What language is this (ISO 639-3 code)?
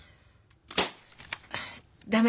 jpn